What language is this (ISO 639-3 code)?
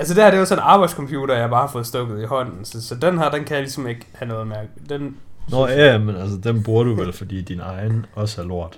dan